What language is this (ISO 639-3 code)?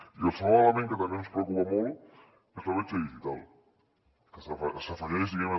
cat